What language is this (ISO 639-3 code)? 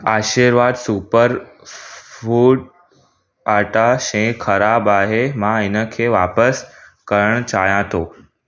snd